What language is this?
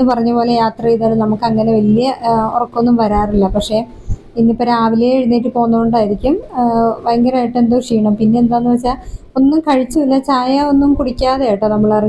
Hindi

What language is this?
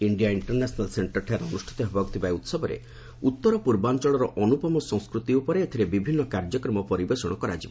Odia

